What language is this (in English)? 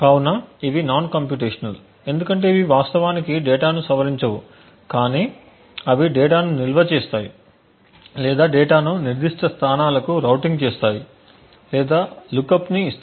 Telugu